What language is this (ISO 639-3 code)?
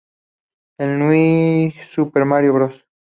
spa